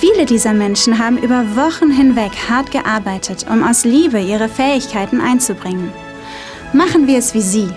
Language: German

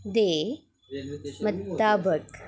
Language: Dogri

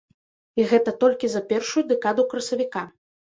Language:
Belarusian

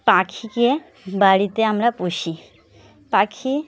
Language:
Bangla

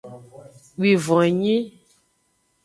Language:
Aja (Benin)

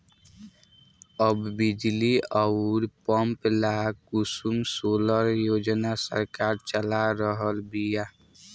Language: Bhojpuri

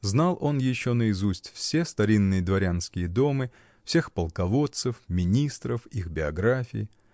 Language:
Russian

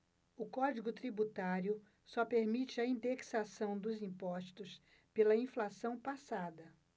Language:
Portuguese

